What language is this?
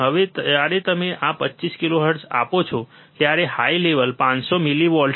Gujarati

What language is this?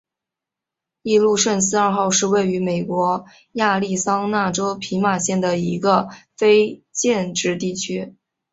Chinese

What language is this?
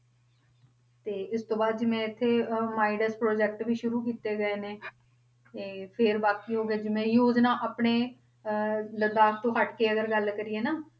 Punjabi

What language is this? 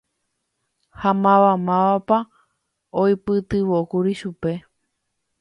Guarani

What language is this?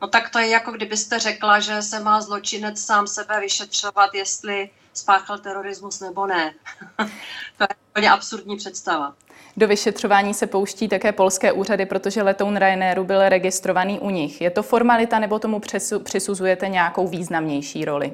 Czech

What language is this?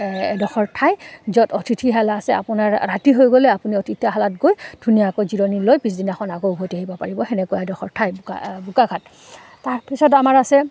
Assamese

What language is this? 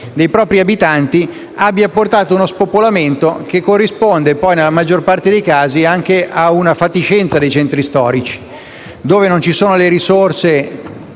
Italian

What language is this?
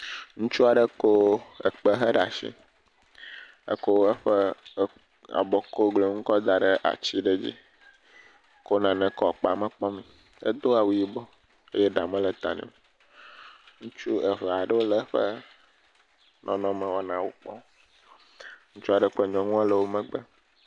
Ewe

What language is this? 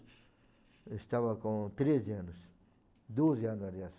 Portuguese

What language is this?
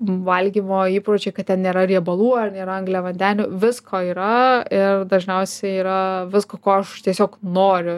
Lithuanian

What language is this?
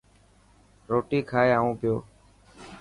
Dhatki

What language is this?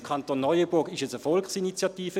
Swiss German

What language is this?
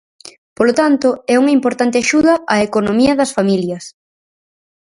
Galician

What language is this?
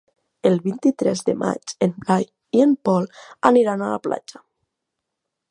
Catalan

